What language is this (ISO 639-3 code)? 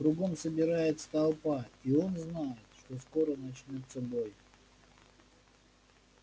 rus